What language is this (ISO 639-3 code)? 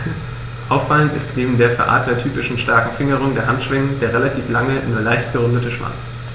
deu